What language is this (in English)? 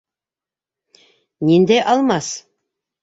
Bashkir